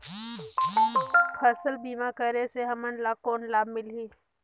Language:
Chhattisgarhi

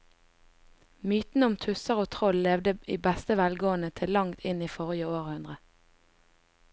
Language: Norwegian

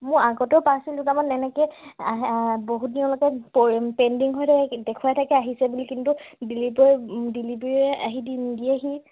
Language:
Assamese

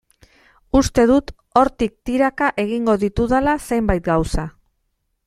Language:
Basque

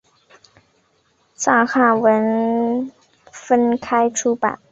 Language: Chinese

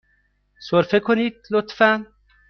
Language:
Persian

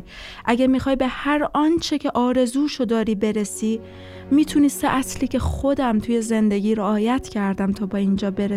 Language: Persian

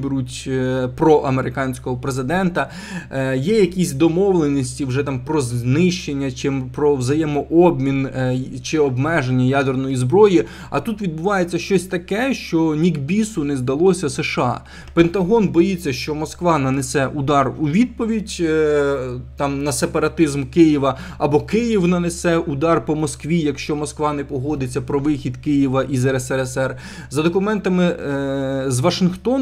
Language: Ukrainian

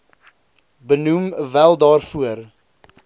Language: Afrikaans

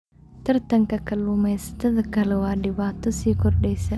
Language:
Somali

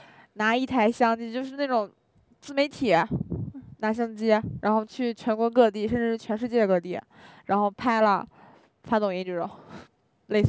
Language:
Chinese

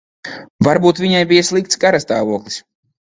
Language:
Latvian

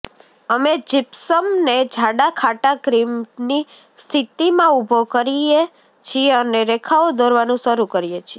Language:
Gujarati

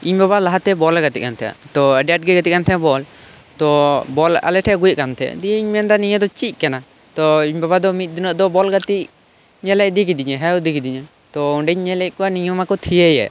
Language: Santali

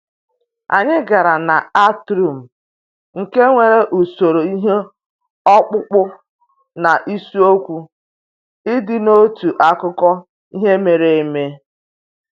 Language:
Igbo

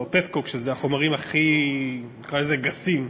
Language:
Hebrew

